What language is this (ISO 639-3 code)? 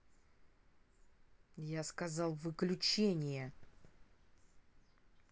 rus